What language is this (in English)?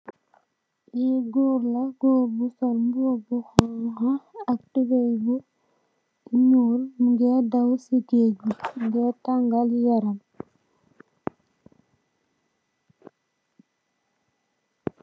Wolof